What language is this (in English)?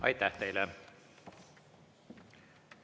Estonian